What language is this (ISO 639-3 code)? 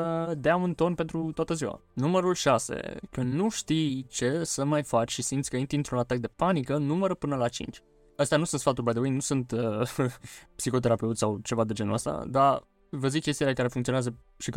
ron